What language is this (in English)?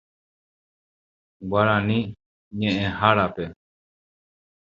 Guarani